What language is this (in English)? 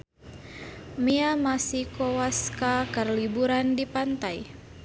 Sundanese